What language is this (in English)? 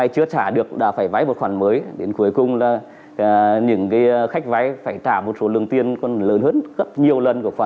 Vietnamese